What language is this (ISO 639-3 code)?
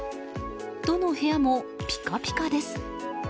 jpn